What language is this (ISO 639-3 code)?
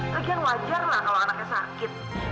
ind